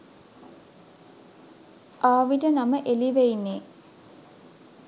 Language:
Sinhala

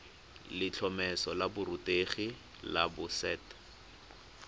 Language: Tswana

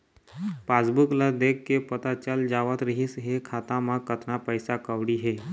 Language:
Chhattisgarhi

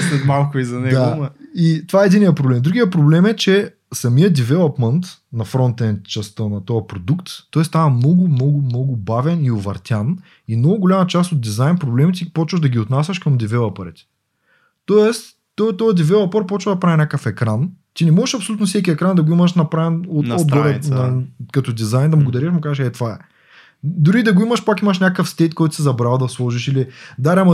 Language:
Bulgarian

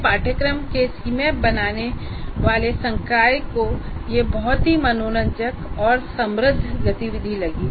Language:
Hindi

